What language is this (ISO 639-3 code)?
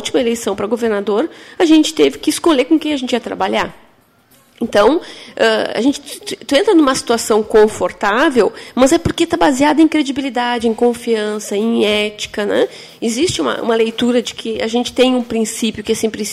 por